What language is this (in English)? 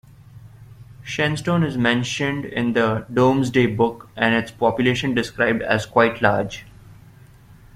English